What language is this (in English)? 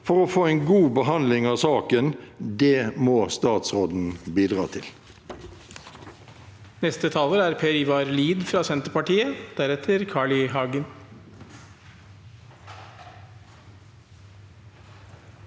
Norwegian